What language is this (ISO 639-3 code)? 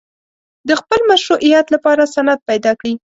pus